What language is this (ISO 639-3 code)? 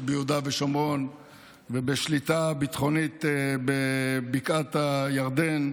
heb